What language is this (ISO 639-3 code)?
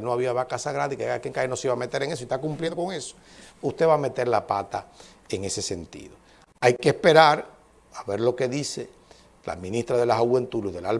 spa